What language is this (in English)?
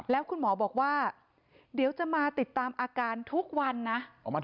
Thai